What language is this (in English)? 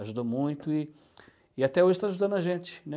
Portuguese